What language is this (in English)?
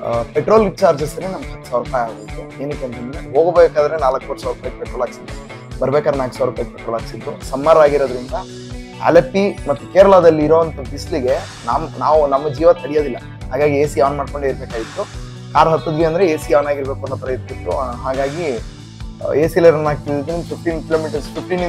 Kannada